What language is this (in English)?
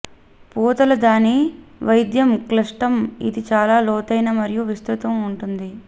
Telugu